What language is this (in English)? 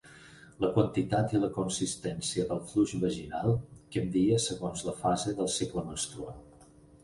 Catalan